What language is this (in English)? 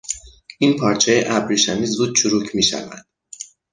Persian